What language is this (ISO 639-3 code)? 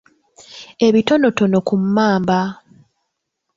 lug